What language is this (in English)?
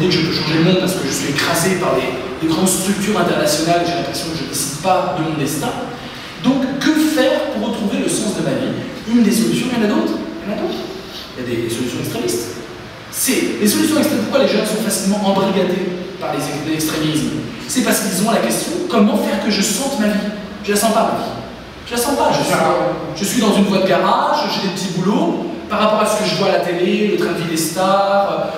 French